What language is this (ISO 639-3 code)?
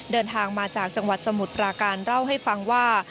tha